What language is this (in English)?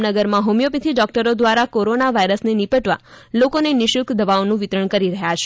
Gujarati